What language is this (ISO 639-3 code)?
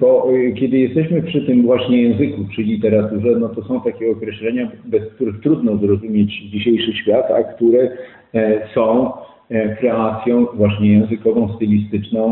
pol